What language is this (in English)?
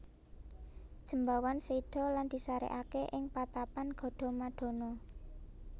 Javanese